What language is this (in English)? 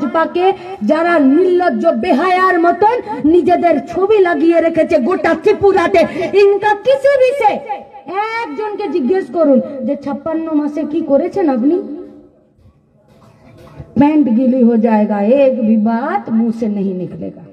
Hindi